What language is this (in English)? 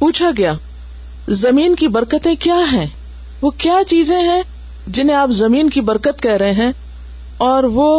Urdu